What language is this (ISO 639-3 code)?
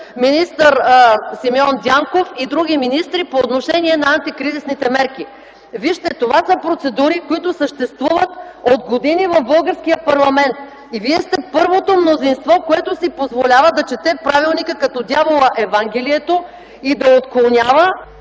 bul